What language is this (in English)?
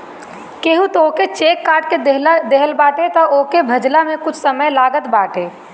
Bhojpuri